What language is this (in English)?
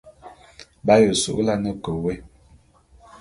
Bulu